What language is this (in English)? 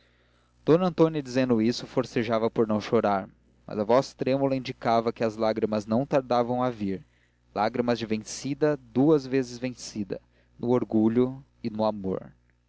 Portuguese